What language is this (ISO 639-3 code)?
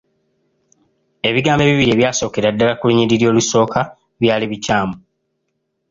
lug